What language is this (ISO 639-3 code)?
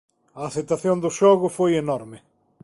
glg